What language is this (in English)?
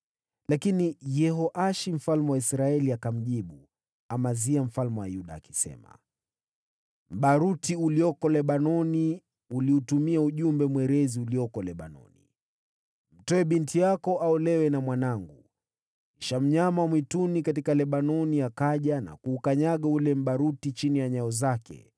Swahili